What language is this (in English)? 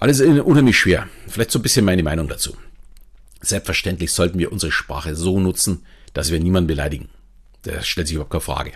German